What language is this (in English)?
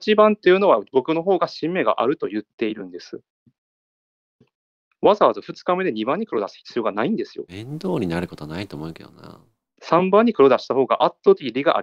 Japanese